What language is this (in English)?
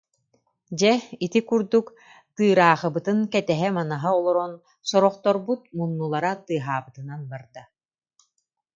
Yakut